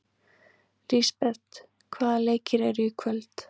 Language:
Icelandic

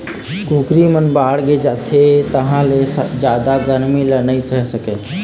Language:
Chhattisgarhi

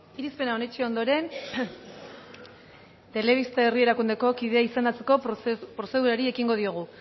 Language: Basque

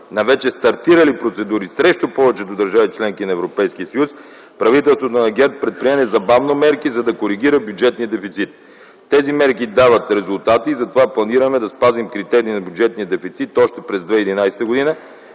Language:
Bulgarian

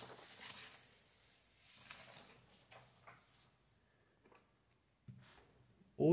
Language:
Portuguese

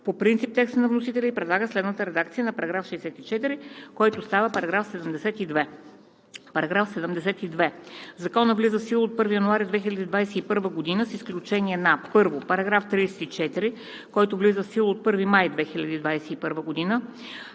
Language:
Bulgarian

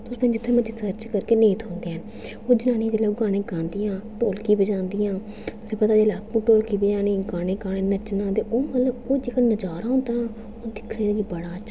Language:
Dogri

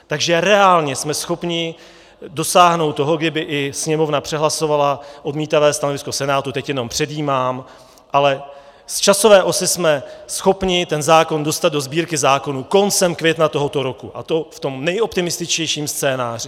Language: Czech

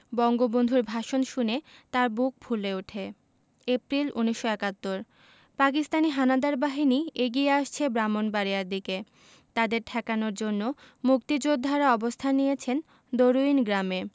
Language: Bangla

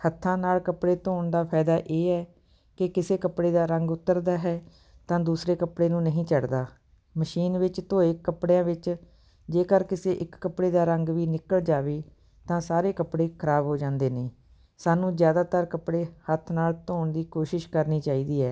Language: Punjabi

